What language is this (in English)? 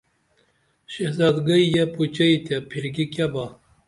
Dameli